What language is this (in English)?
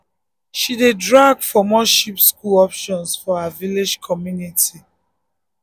Nigerian Pidgin